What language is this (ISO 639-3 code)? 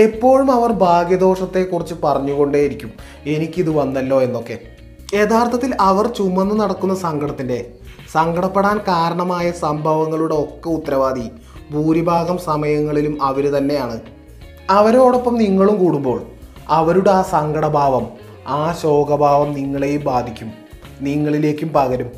mal